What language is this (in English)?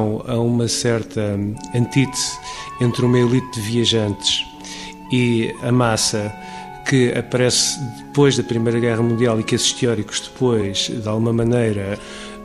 Portuguese